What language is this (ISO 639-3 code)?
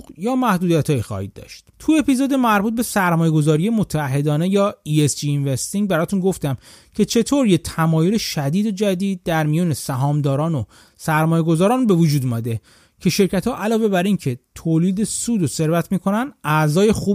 fas